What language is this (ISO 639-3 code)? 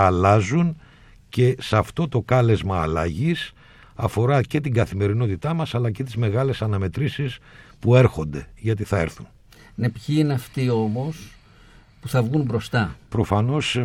ell